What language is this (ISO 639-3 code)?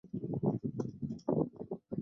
zho